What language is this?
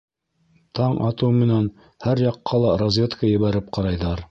Bashkir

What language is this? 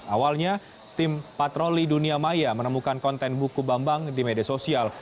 Indonesian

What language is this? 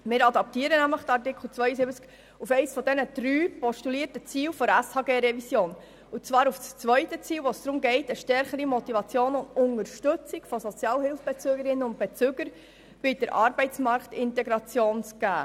Swiss German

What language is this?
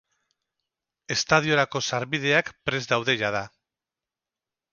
Basque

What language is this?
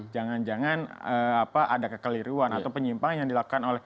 Indonesian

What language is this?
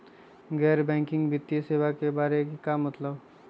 Magahi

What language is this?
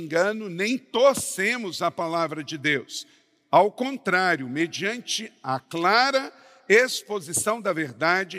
Portuguese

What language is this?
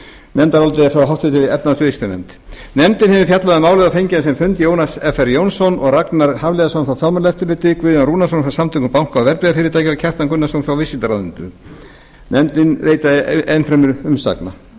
Icelandic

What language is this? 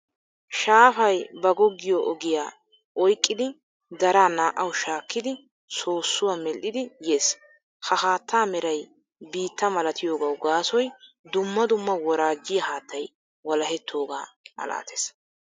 Wolaytta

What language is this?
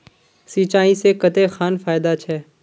Magahi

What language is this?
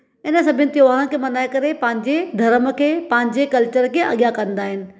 Sindhi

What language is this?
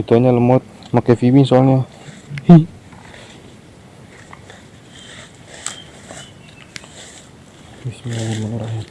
Indonesian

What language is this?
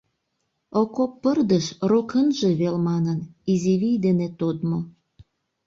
Mari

